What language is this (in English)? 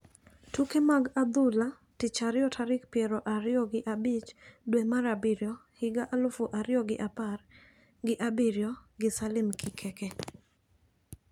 Luo (Kenya and Tanzania)